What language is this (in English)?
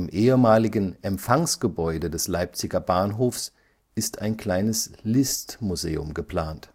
German